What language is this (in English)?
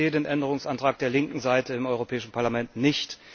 German